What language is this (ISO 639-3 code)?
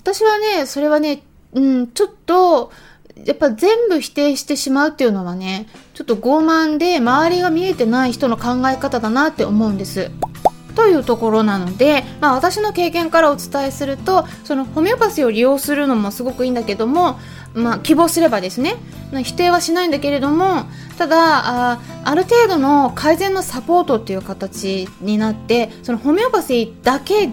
jpn